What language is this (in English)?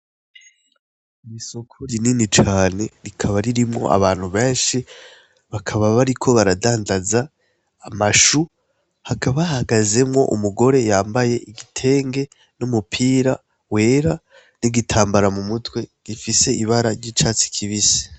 Rundi